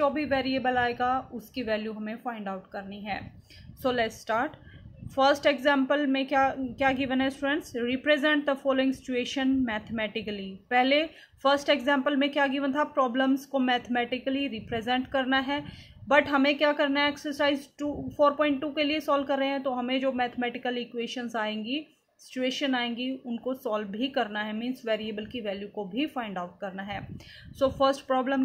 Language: Hindi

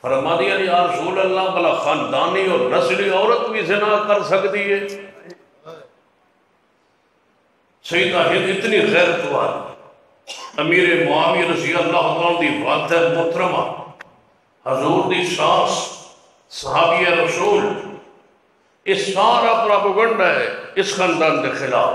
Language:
Arabic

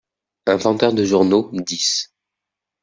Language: French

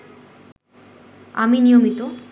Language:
Bangla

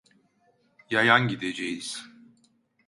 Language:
Turkish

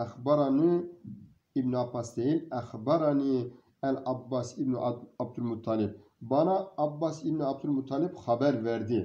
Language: Turkish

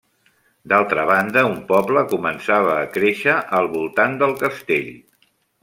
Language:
Catalan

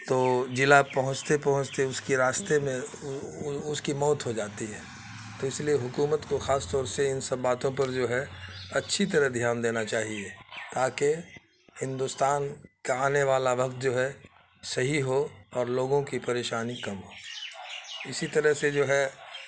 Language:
Urdu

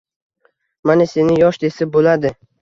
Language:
Uzbek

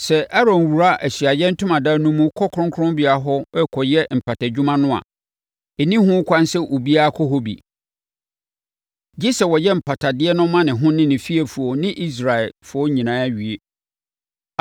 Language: Akan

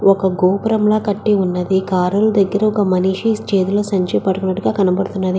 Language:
Telugu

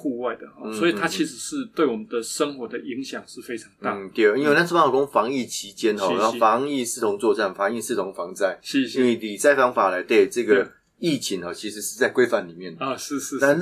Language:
Chinese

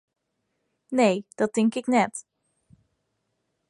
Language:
Western Frisian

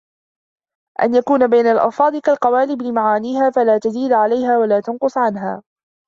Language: Arabic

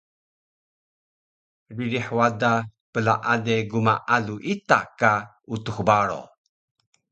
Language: Taroko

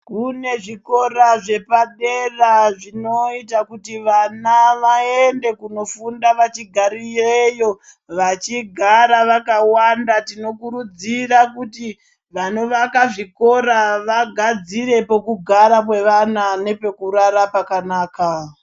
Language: Ndau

